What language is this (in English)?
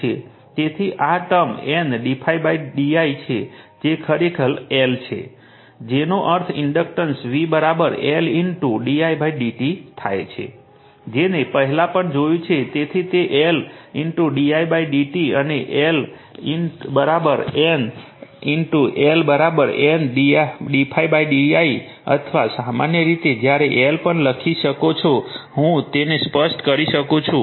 Gujarati